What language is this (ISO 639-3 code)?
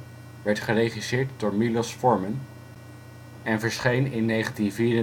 nld